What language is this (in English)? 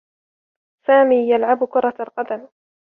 Arabic